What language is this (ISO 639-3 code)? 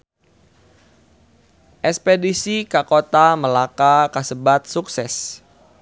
sun